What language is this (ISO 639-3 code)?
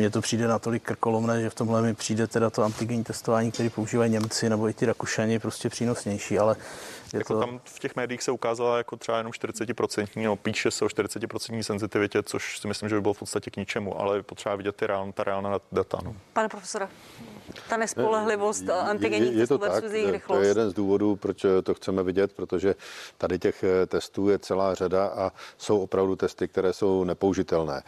ces